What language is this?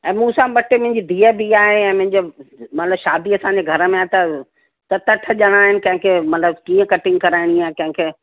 Sindhi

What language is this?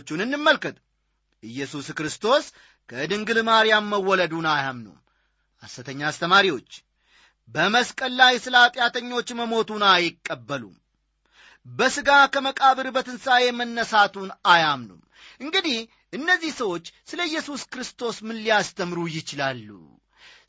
Amharic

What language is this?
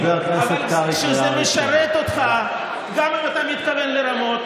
Hebrew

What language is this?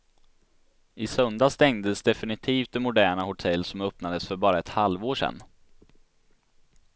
Swedish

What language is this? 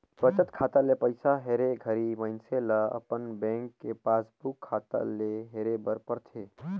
Chhattisgarhi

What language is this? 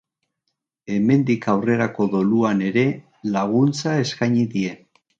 Basque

